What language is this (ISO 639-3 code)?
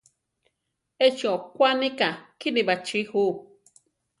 tar